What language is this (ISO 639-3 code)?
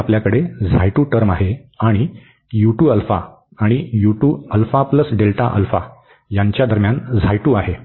mar